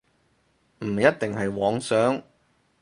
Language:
Cantonese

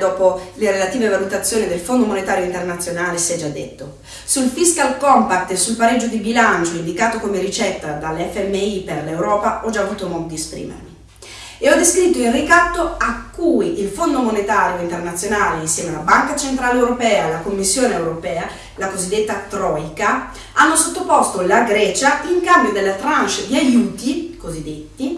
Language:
Italian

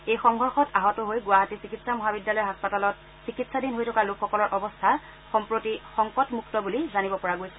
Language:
Assamese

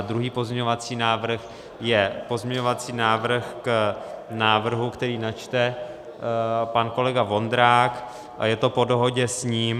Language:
Czech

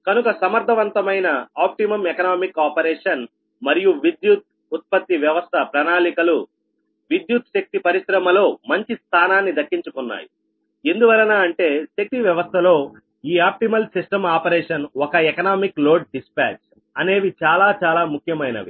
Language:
Telugu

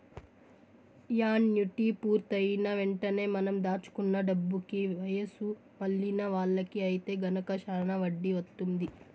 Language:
Telugu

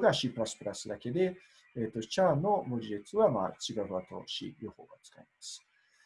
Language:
Japanese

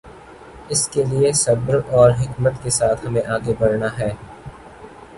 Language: Urdu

